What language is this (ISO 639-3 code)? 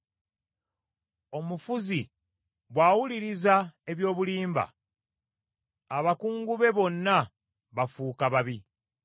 lug